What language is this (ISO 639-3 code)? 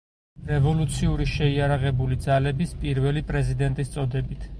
kat